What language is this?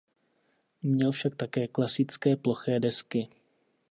Czech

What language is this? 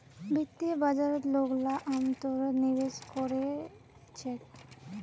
Magahi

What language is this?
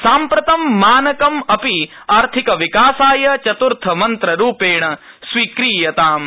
Sanskrit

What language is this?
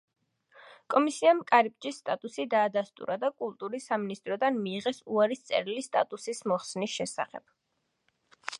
Georgian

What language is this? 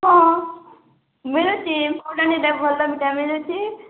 Odia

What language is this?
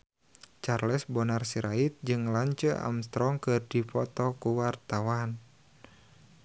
Sundanese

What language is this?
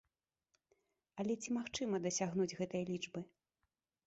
Belarusian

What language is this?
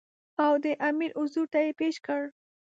Pashto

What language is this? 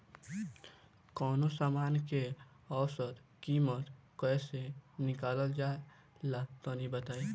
Bhojpuri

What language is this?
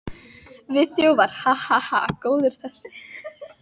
Icelandic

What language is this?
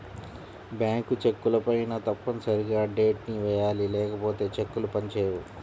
Telugu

